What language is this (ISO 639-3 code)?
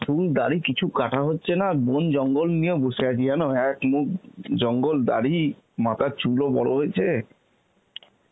ben